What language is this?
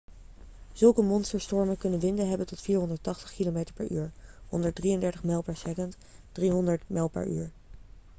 Dutch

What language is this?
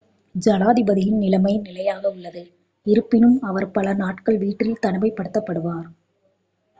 Tamil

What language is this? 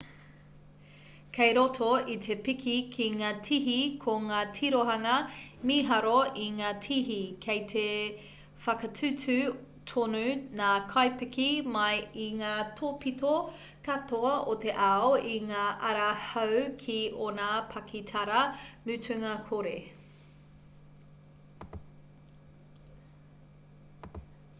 Māori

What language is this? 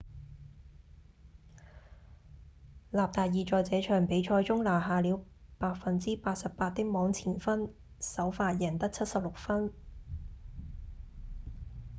Cantonese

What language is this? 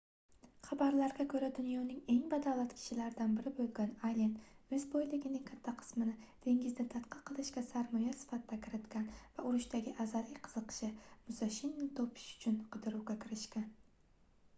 Uzbek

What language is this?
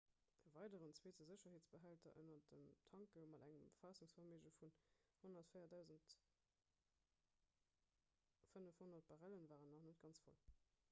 Luxembourgish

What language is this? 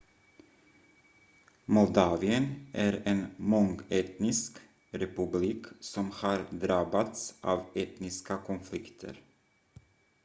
Swedish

